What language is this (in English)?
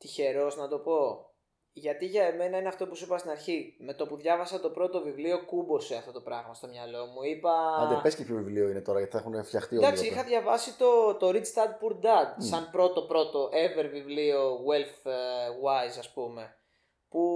Greek